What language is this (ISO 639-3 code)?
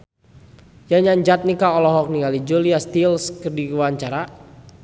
sun